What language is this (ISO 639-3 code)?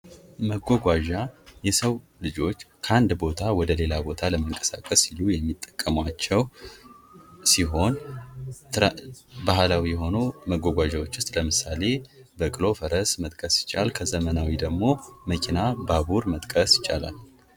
amh